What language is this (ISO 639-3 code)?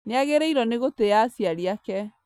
kik